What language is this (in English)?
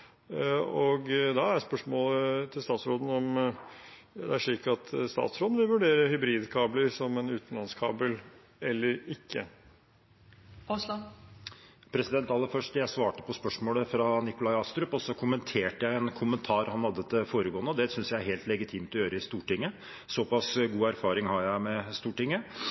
Norwegian